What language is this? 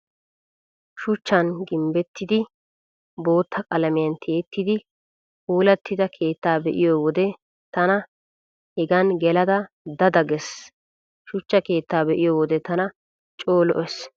Wolaytta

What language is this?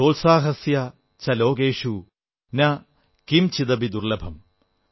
Malayalam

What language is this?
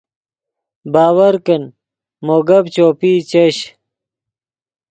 Yidgha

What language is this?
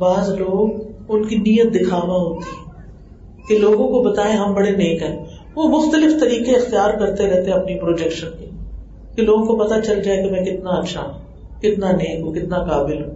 Urdu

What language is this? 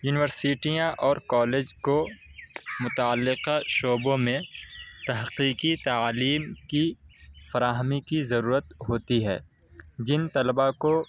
Urdu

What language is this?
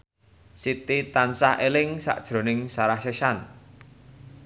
Javanese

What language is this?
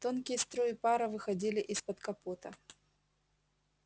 Russian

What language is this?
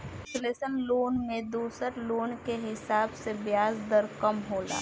Bhojpuri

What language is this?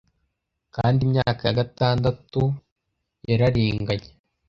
Kinyarwanda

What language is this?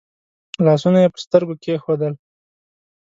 Pashto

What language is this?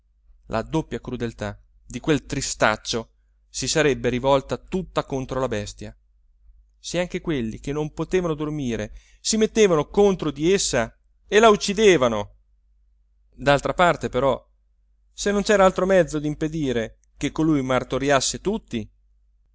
Italian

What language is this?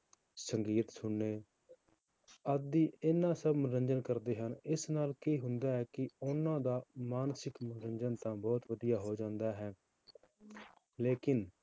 Punjabi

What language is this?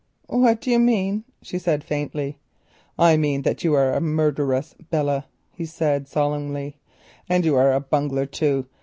English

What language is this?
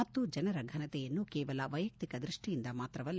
Kannada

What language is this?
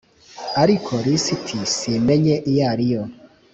Kinyarwanda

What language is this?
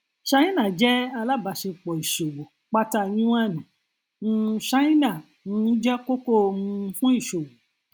Yoruba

